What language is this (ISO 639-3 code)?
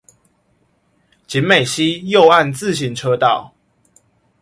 zho